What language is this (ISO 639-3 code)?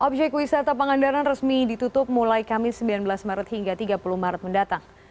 ind